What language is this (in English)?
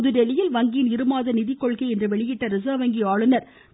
Tamil